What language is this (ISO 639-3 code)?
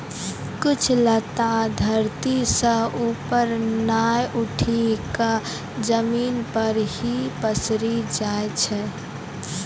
mai